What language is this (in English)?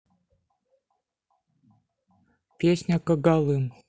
Russian